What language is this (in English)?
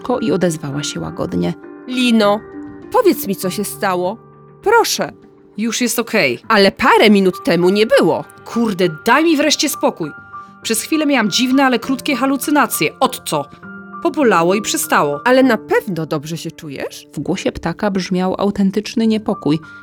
Polish